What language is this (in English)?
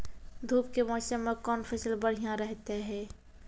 Maithili